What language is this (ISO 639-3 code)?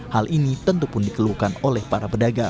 ind